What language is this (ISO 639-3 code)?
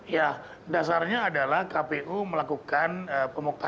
ind